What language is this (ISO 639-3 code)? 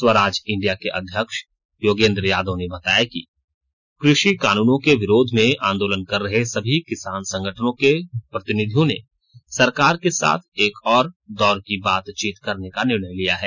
hin